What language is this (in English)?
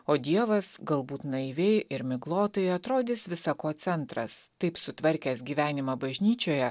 Lithuanian